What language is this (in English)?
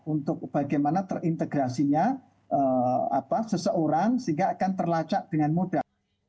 Indonesian